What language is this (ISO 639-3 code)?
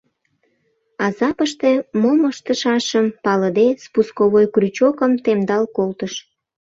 chm